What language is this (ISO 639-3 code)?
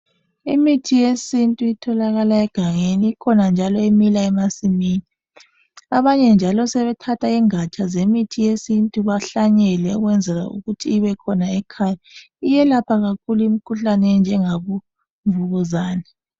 nde